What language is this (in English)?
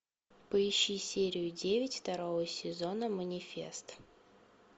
Russian